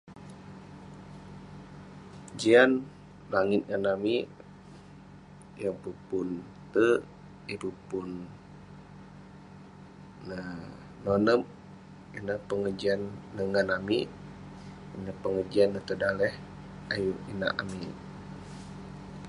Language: Western Penan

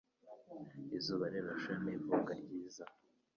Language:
Kinyarwanda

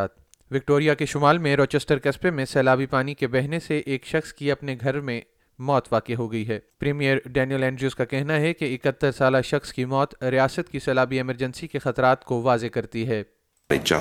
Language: Urdu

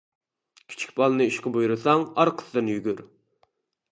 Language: Uyghur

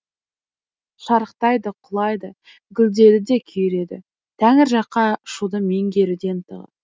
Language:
Kazakh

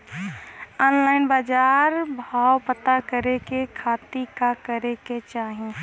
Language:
Bhojpuri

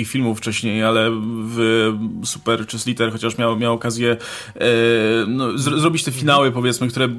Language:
Polish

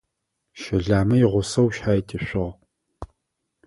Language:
Adyghe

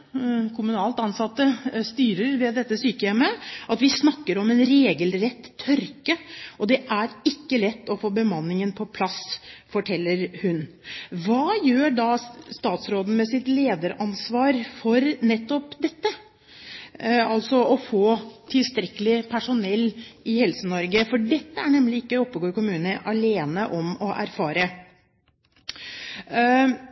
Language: Norwegian Bokmål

